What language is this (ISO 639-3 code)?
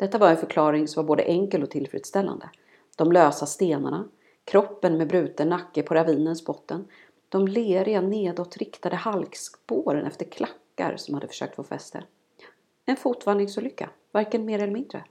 swe